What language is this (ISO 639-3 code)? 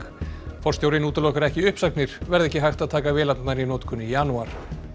isl